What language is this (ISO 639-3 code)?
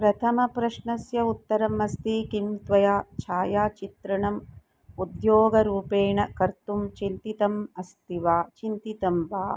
san